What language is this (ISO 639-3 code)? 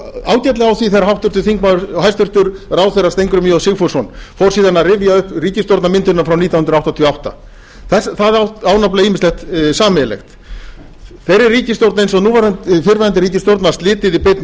isl